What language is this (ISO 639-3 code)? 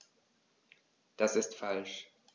deu